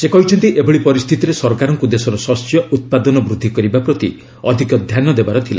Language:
Odia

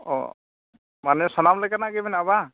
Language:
Santali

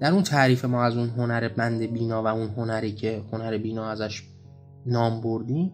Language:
Persian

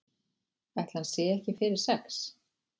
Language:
Icelandic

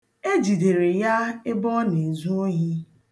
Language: Igbo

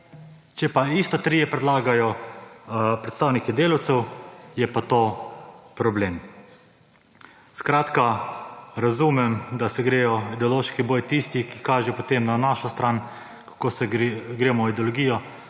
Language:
Slovenian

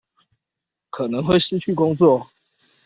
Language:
Chinese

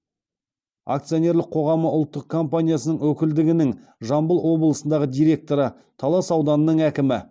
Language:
Kazakh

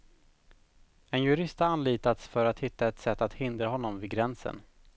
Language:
Swedish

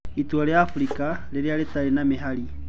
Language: Kikuyu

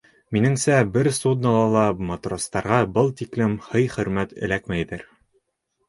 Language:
Bashkir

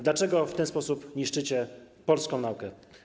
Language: Polish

